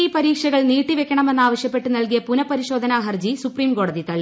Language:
Malayalam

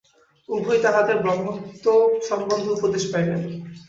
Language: Bangla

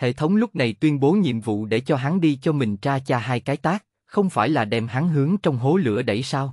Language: Vietnamese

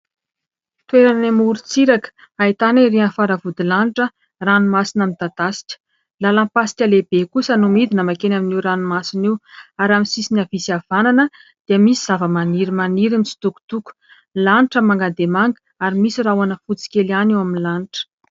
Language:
Malagasy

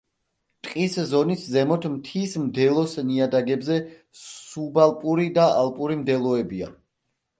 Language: Georgian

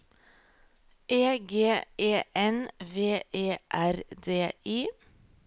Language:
Norwegian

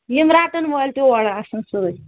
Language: Kashmiri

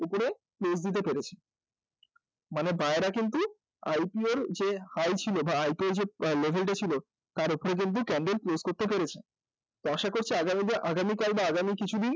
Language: Bangla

